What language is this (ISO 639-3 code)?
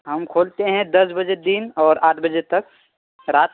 urd